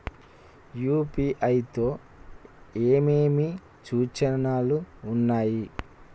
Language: Telugu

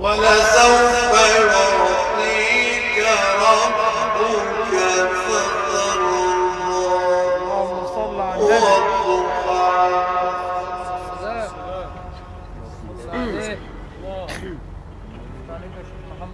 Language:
Arabic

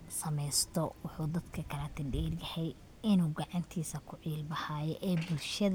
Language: Somali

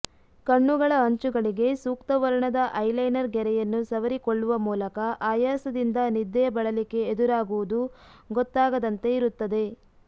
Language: Kannada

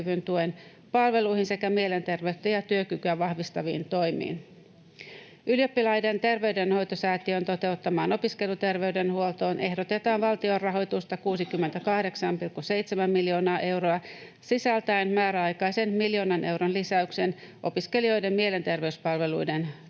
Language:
Finnish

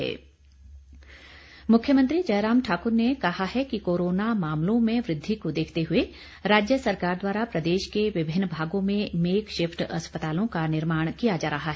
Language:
Hindi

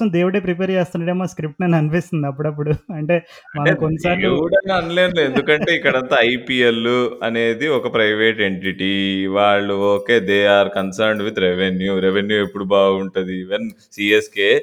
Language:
Telugu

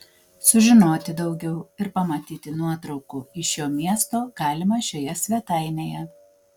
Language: Lithuanian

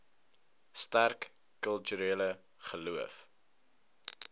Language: Afrikaans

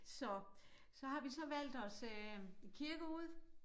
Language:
Danish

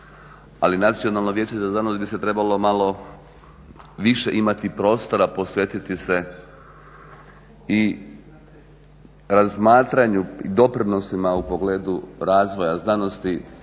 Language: Croatian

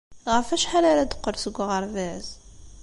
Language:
Kabyle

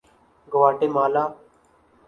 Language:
Urdu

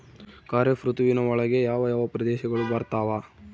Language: Kannada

